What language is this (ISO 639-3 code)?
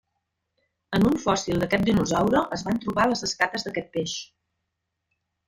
cat